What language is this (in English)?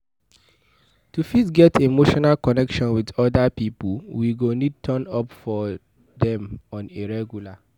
Nigerian Pidgin